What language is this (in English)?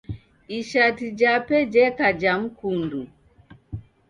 Taita